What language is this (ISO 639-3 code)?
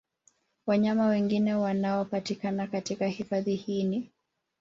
swa